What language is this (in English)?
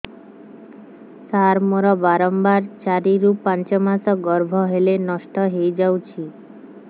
Odia